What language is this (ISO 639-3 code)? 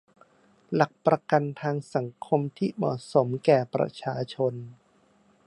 tha